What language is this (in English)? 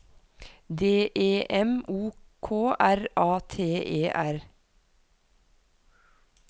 Norwegian